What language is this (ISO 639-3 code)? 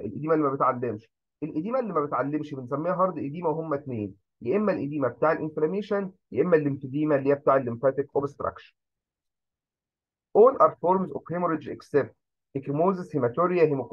ara